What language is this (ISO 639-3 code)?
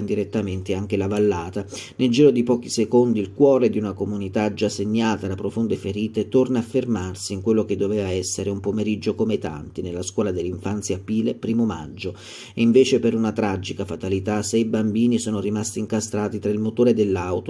ita